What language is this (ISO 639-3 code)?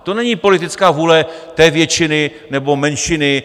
ces